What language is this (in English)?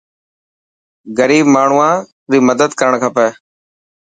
Dhatki